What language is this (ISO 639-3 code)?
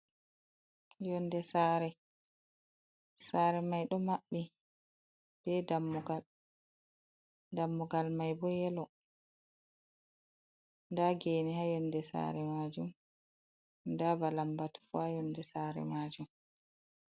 ful